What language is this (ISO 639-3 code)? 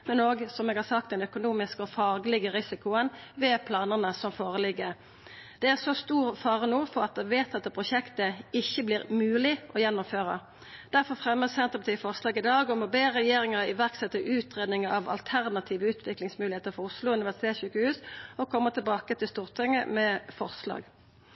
nno